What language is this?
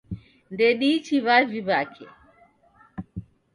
Taita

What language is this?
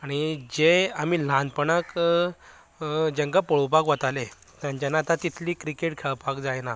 Konkani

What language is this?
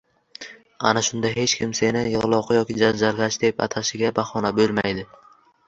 Uzbek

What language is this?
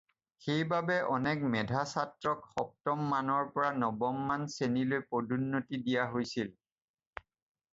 Assamese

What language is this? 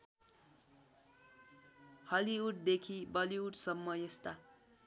Nepali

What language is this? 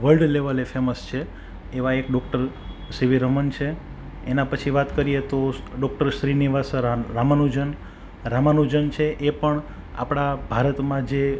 Gujarati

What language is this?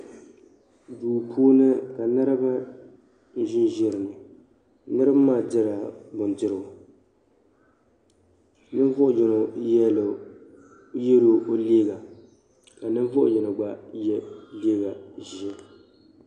Dagbani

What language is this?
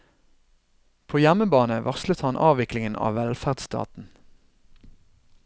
Norwegian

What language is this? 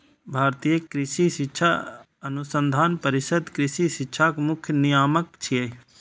Maithili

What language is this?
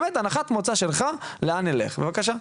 Hebrew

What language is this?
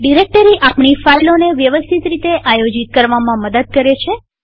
Gujarati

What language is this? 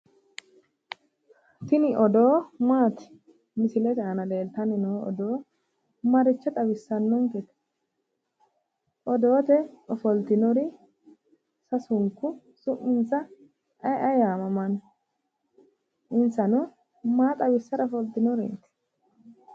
Sidamo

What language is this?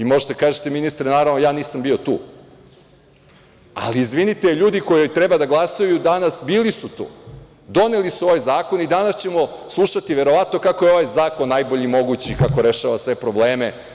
Serbian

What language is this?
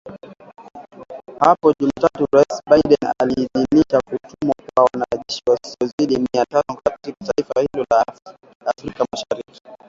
Swahili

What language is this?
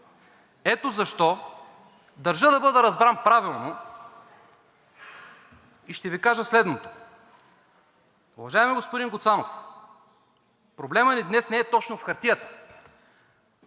Bulgarian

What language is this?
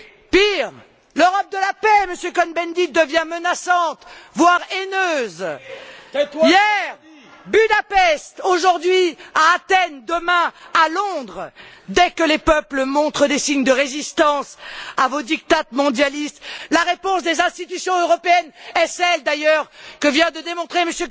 French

